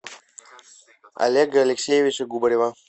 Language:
Russian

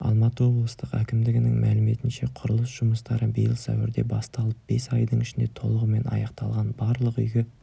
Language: Kazakh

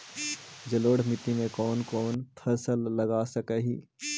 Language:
Magahi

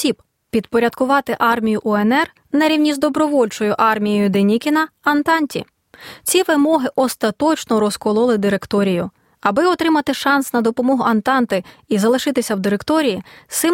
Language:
Ukrainian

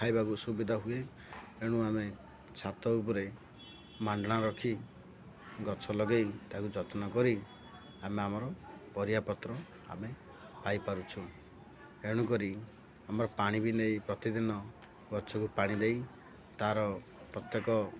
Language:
Odia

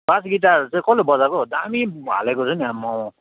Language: Nepali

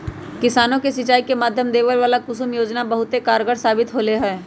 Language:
Magahi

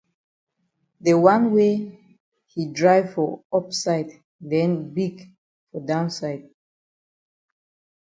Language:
Cameroon Pidgin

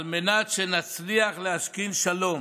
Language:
Hebrew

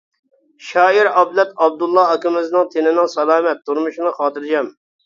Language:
Uyghur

